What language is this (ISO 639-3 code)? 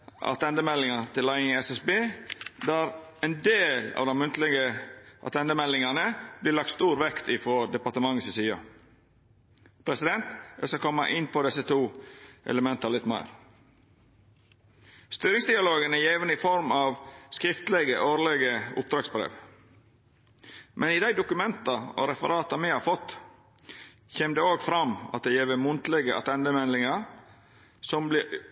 nno